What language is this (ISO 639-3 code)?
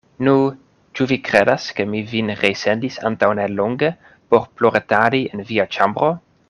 epo